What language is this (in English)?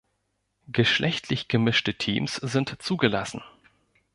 German